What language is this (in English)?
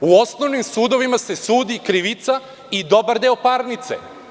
Serbian